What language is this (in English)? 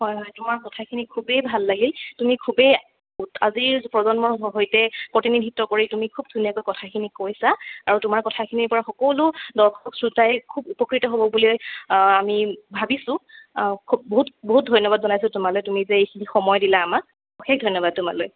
Assamese